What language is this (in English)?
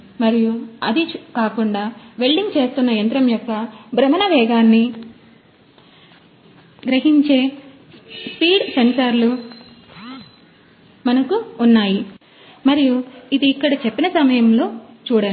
Telugu